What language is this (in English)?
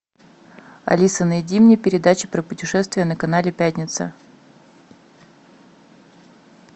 Russian